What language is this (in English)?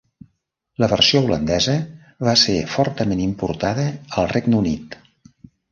Catalan